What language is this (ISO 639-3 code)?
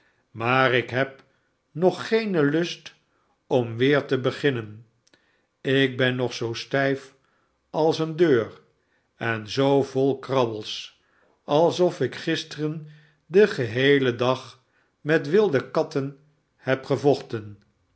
nld